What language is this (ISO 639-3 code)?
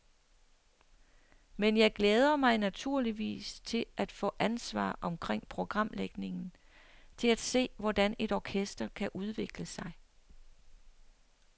dan